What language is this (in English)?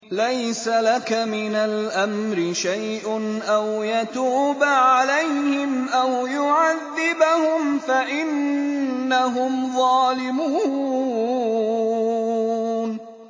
Arabic